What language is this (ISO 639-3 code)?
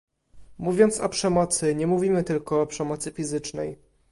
pol